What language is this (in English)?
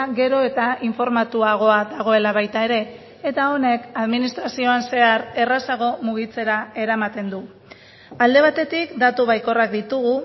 Basque